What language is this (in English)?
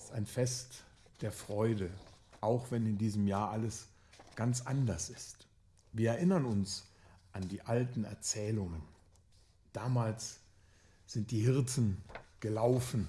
German